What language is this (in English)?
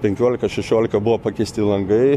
Lithuanian